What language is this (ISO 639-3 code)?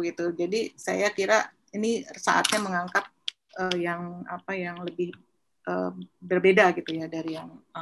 ind